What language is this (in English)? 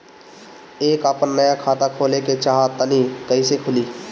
Bhojpuri